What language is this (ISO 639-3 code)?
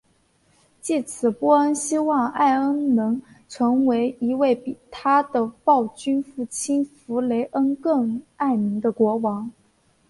zho